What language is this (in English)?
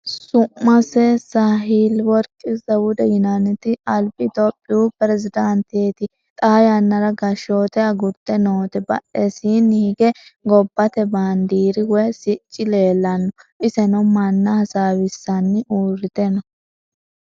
Sidamo